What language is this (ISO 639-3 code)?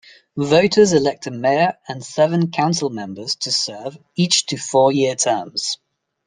eng